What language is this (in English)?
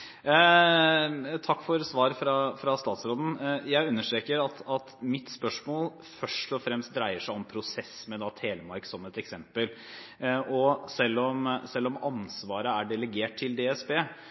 Norwegian Bokmål